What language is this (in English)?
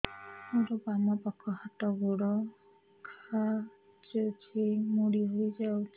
Odia